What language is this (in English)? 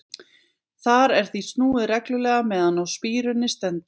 Icelandic